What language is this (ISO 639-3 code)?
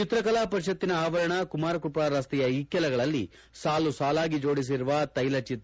kan